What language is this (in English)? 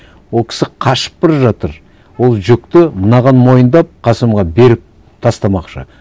Kazakh